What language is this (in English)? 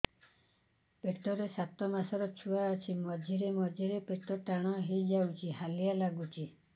Odia